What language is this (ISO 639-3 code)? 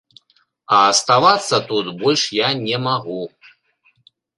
bel